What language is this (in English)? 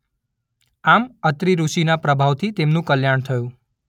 Gujarati